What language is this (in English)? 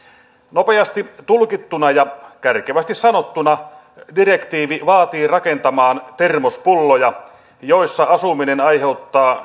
Finnish